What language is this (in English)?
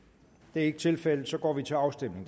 Danish